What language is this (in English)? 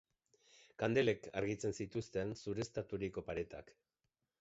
Basque